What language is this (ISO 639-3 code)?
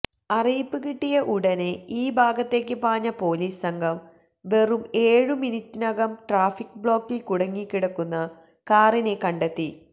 mal